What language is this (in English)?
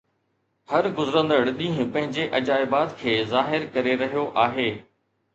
Sindhi